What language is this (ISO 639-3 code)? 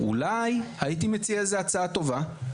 heb